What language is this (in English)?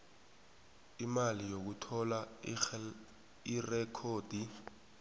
South Ndebele